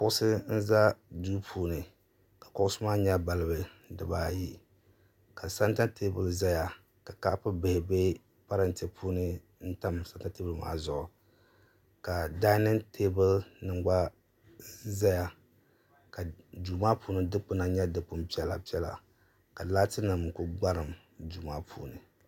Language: Dagbani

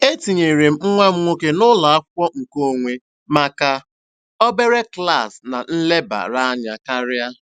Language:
Igbo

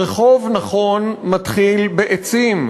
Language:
Hebrew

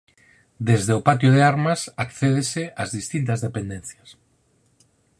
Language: Galician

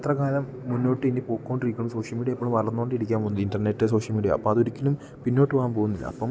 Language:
Malayalam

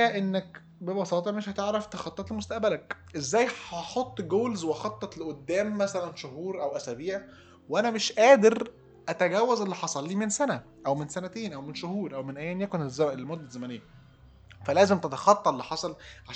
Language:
Arabic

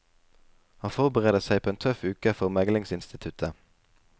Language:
Norwegian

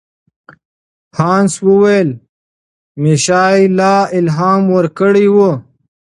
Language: Pashto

